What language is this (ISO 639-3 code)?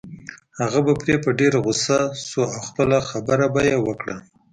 pus